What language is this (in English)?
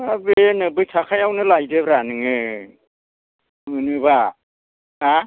Bodo